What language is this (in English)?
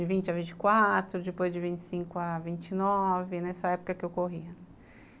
Portuguese